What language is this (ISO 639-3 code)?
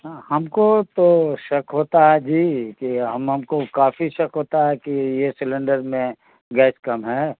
urd